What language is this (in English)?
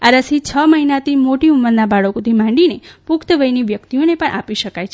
Gujarati